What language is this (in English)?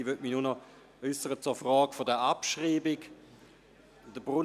Swiss German